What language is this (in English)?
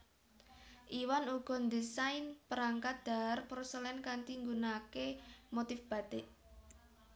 Javanese